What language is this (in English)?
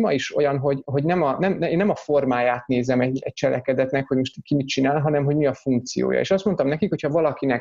Hungarian